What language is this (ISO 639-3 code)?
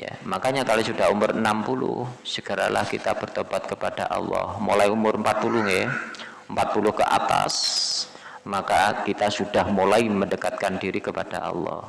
ind